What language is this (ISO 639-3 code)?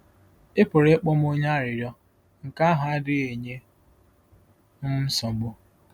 ibo